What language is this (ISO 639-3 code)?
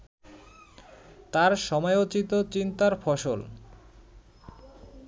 ben